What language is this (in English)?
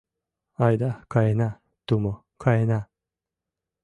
Mari